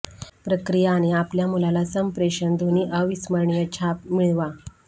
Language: Marathi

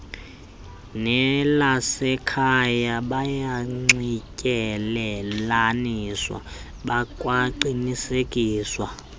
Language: Xhosa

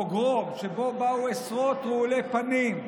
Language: Hebrew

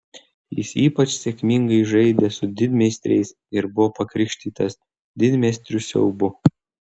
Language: Lithuanian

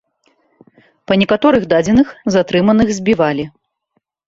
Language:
Belarusian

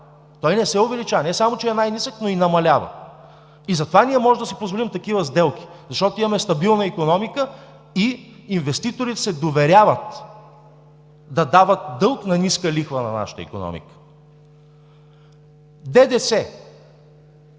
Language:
Bulgarian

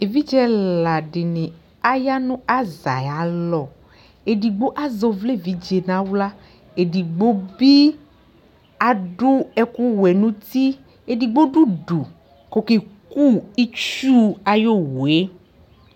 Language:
Ikposo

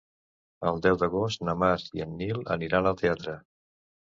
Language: Catalan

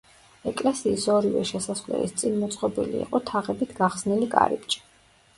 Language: Georgian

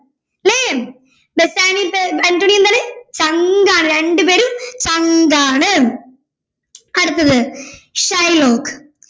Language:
Malayalam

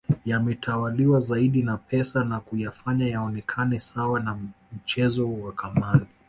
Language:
Swahili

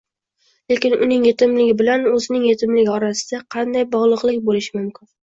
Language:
Uzbek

